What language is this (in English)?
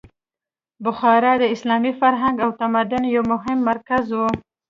Pashto